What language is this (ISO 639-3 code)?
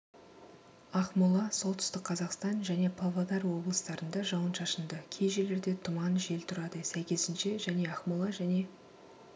kaz